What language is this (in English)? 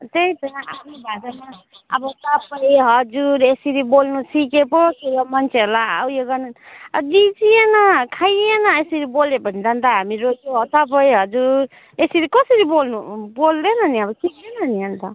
Nepali